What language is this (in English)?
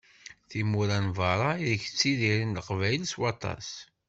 Kabyle